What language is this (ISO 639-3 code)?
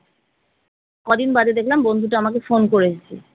ben